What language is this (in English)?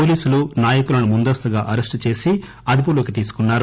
Telugu